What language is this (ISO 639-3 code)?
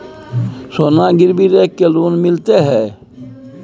mai